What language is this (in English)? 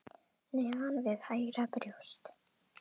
Icelandic